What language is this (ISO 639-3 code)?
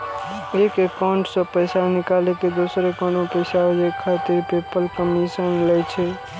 mai